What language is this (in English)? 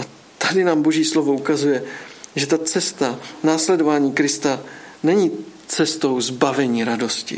Czech